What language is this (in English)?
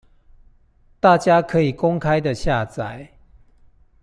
Chinese